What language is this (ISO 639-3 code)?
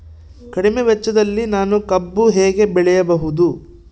kan